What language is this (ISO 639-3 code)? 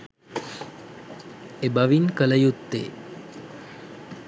sin